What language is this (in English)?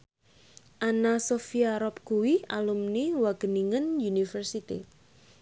Javanese